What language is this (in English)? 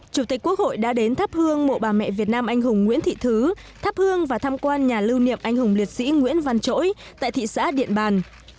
Vietnamese